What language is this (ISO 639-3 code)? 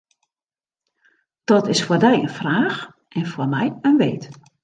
fry